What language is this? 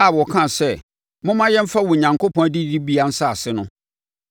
Akan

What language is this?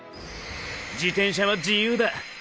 Japanese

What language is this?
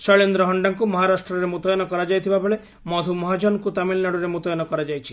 Odia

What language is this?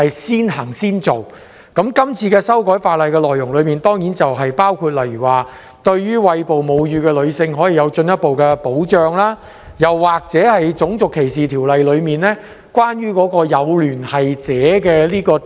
Cantonese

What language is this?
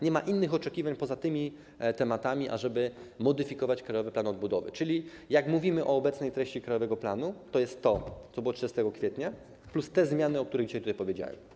Polish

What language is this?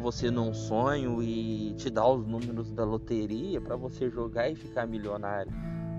Portuguese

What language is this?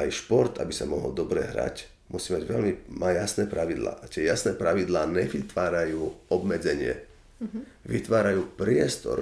Slovak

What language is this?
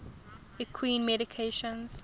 English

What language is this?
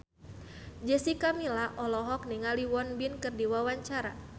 Sundanese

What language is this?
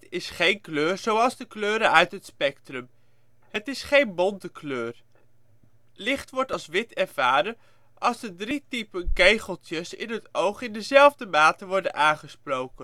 Dutch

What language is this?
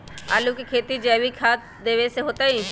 Magahi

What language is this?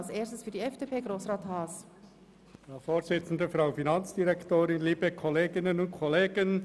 Swiss German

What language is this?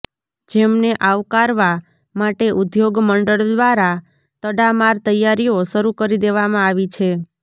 Gujarati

